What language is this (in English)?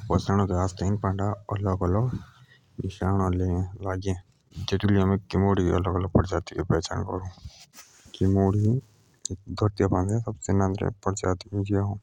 Jaunsari